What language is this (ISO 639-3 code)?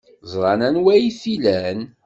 kab